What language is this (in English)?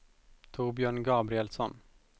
Swedish